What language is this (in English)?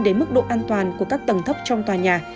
Vietnamese